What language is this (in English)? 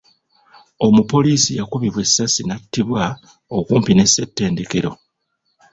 Ganda